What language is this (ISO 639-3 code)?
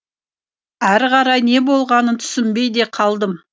kaz